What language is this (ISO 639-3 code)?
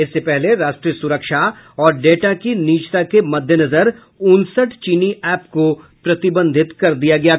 hin